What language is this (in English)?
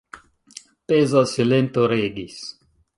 Esperanto